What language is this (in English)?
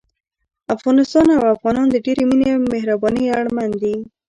Pashto